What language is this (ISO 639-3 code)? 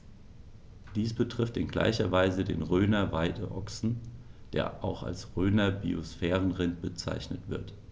deu